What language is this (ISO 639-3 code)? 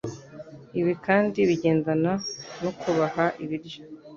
kin